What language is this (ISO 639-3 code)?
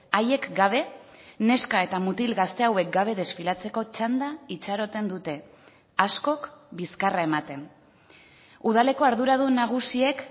eus